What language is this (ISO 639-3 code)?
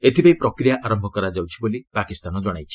ori